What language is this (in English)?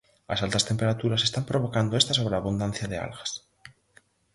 Galician